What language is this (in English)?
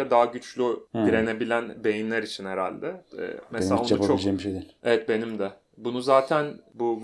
Turkish